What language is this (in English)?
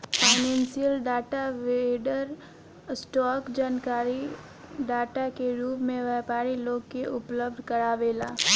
Bhojpuri